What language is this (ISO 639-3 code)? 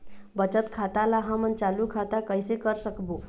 hne